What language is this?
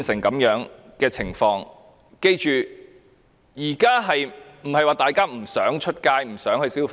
Cantonese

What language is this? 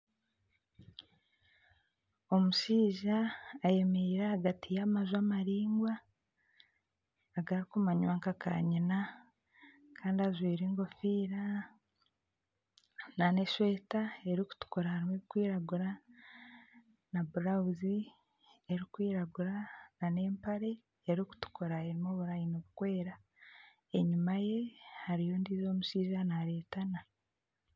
Nyankole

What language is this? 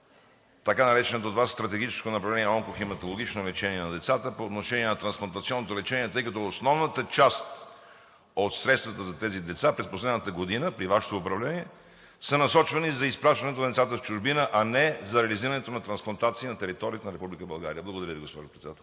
Bulgarian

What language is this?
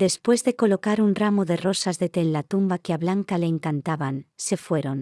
Spanish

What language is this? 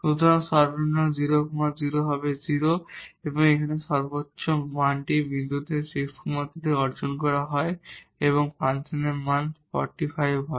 Bangla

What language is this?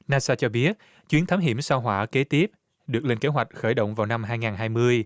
Vietnamese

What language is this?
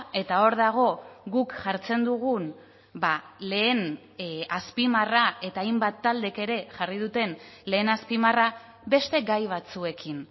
Basque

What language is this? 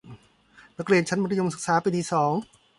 Thai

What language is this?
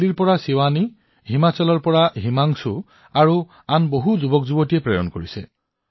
Assamese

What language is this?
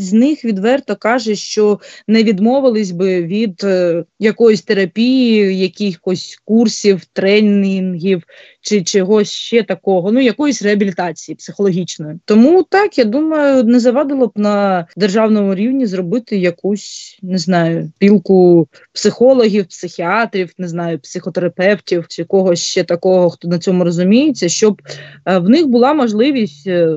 Ukrainian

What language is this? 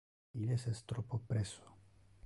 Interlingua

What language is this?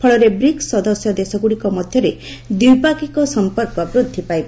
Odia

